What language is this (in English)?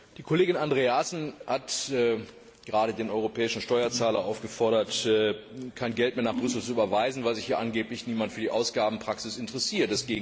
German